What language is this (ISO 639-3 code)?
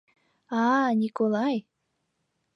chm